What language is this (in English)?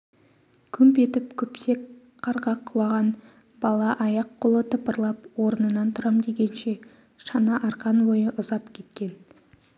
Kazakh